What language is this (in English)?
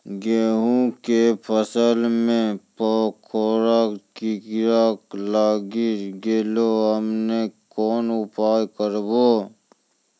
Maithili